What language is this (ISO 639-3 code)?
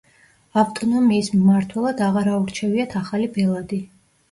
kat